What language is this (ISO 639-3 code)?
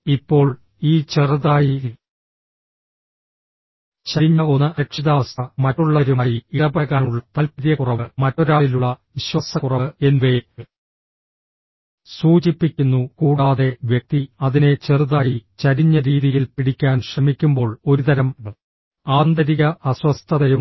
mal